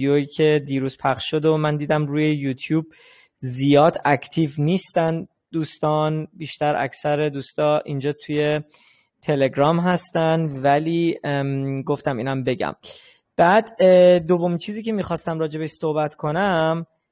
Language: Persian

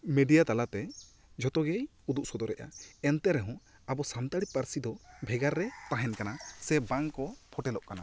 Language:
Santali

